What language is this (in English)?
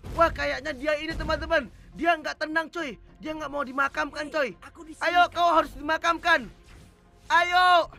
Indonesian